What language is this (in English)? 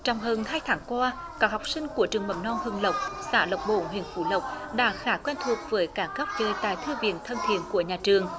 Vietnamese